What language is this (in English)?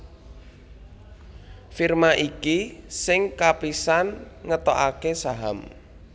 Javanese